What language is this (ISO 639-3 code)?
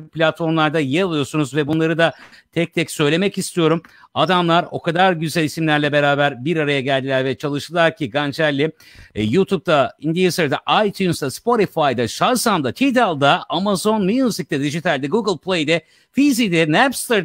tur